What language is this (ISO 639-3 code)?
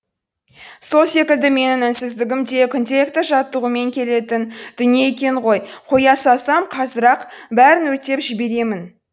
kaz